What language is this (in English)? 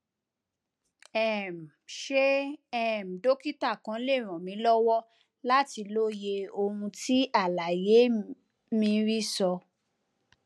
Yoruba